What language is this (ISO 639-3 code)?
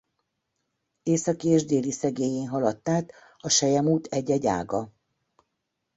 hun